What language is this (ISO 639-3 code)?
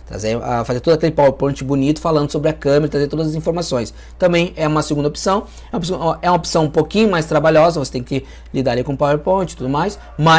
por